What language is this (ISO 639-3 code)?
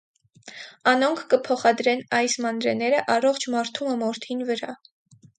hye